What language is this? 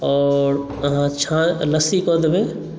Maithili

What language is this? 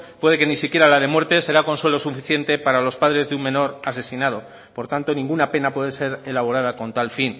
Spanish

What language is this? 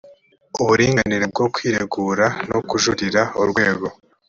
Kinyarwanda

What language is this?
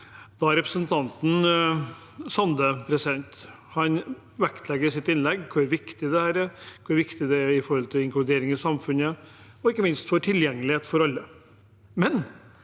Norwegian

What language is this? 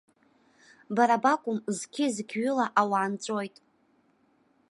Abkhazian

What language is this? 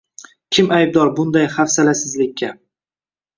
Uzbek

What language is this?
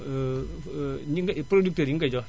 Wolof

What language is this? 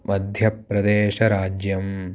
Sanskrit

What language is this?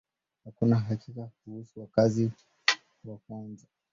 Swahili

